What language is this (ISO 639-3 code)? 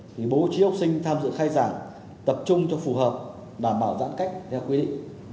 vie